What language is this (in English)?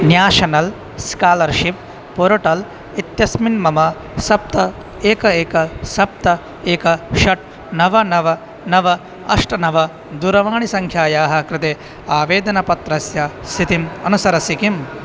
Sanskrit